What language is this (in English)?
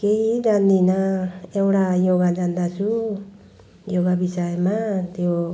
Nepali